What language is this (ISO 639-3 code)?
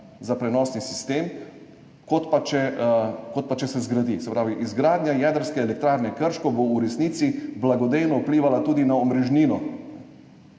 slv